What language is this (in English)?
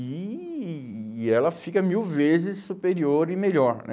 Portuguese